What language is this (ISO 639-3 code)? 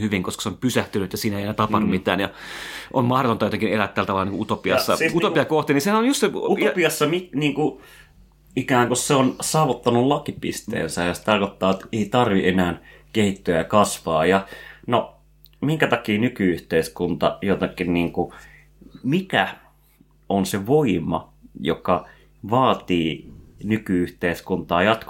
fin